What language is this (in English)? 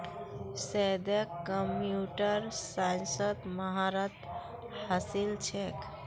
Magahi